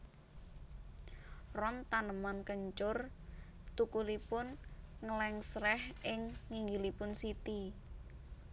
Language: Javanese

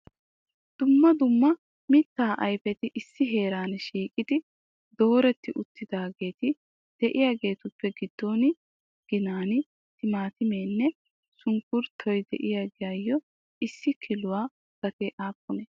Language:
Wolaytta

